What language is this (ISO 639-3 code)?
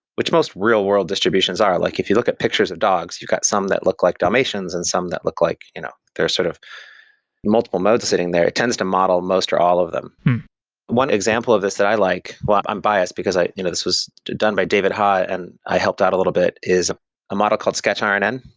eng